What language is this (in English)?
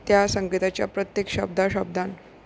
Konkani